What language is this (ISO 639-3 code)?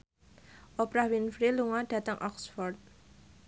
jav